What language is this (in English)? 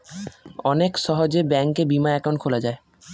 Bangla